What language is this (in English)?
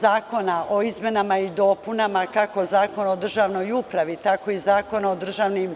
Serbian